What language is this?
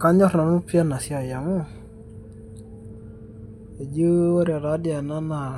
Masai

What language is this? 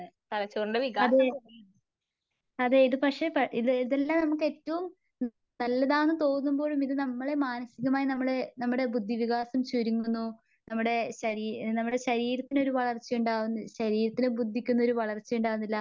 Malayalam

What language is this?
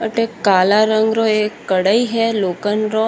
Marwari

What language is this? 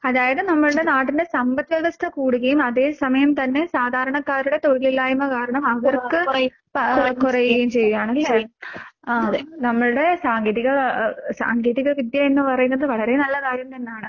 Malayalam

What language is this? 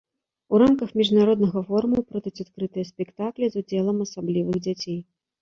Belarusian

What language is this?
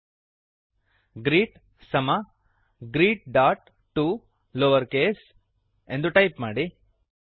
Kannada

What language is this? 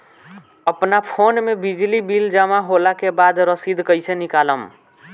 Bhojpuri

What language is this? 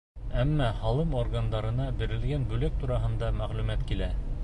Bashkir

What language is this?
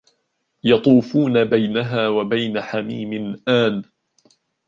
Arabic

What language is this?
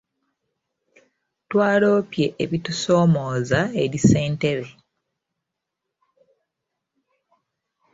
Ganda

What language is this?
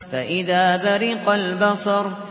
Arabic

